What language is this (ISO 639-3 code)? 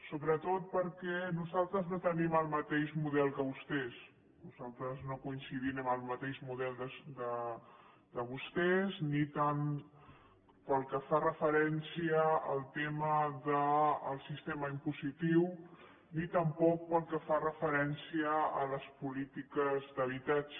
cat